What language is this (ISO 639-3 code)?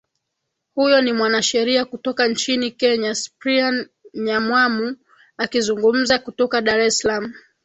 swa